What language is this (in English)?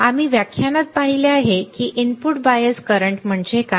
Marathi